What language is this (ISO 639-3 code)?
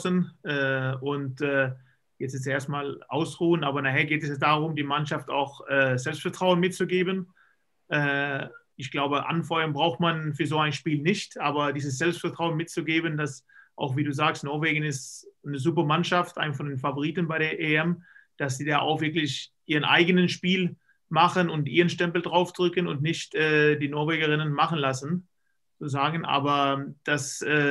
deu